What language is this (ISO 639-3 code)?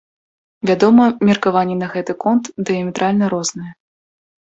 bel